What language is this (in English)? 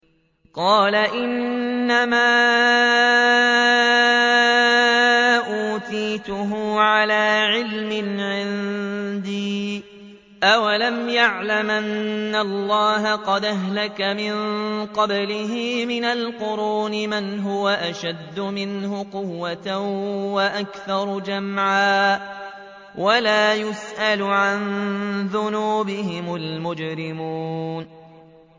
Arabic